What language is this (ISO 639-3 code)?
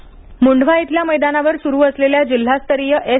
mar